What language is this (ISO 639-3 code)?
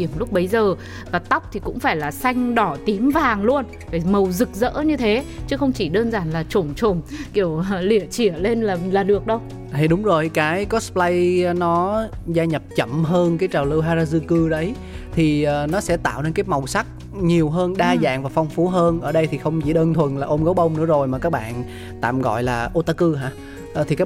vie